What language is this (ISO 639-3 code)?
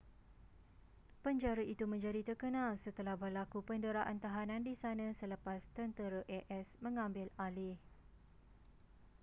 msa